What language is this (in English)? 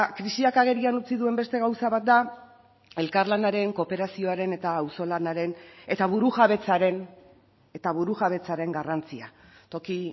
Basque